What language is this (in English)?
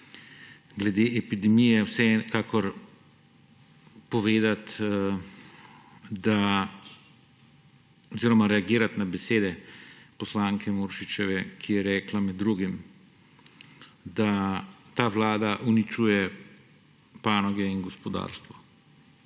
Slovenian